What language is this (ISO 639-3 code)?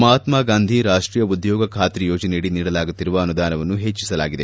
kan